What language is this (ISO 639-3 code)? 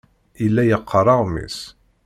kab